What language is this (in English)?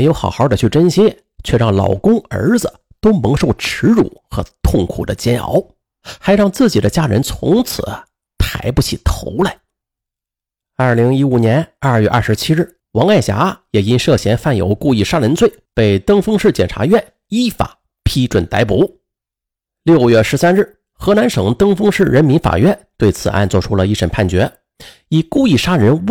Chinese